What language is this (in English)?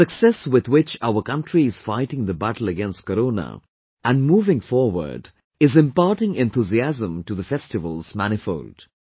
English